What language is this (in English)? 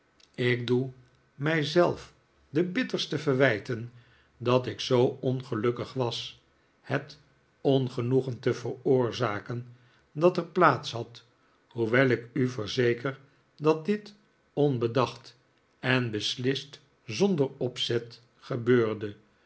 Dutch